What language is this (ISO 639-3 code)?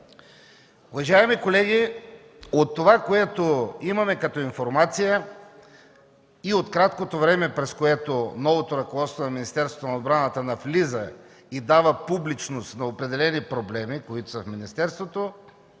bul